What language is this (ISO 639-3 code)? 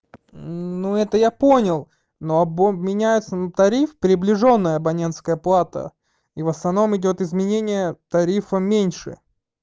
rus